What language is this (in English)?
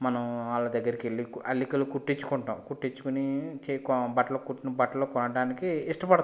Telugu